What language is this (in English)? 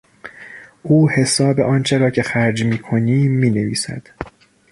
Persian